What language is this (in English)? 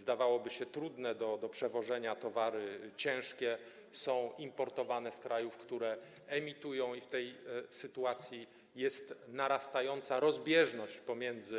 Polish